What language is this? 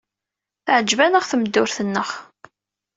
Kabyle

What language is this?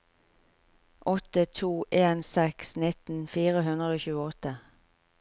Norwegian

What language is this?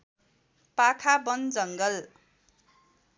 Nepali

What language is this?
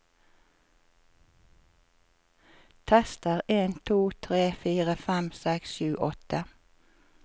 Norwegian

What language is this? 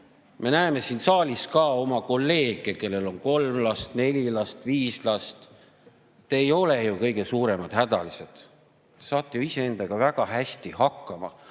Estonian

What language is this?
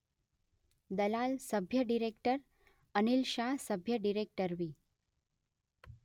Gujarati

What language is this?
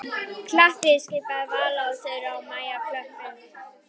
Icelandic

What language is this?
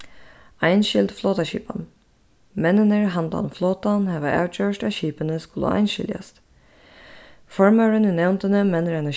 Faroese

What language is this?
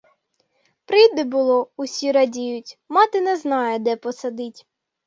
Ukrainian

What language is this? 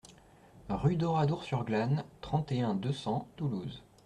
French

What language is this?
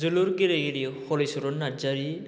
Bodo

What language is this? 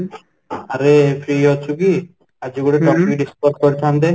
Odia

